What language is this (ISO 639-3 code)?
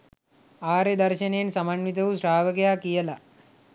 sin